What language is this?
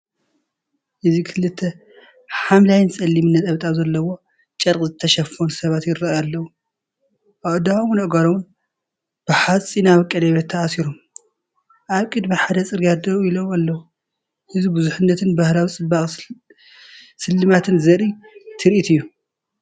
Tigrinya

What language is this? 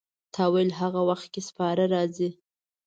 Pashto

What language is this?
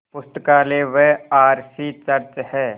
Hindi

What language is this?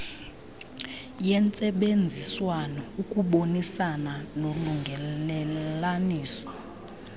Xhosa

